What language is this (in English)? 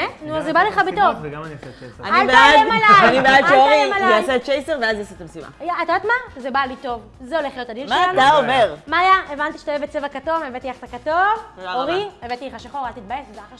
Hebrew